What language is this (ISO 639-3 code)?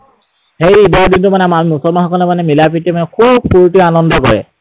asm